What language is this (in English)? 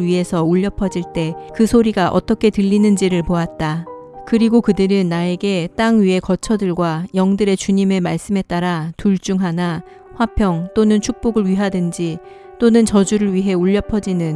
Korean